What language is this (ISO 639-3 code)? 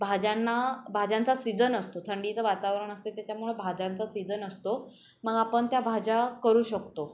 mar